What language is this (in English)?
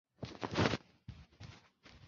Chinese